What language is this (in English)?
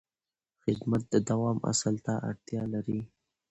Pashto